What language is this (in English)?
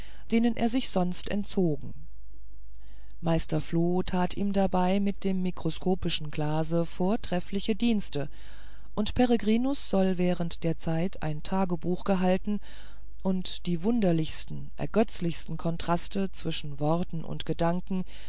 German